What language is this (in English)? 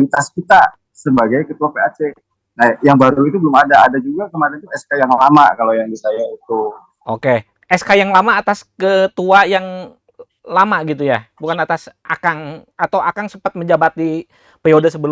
Indonesian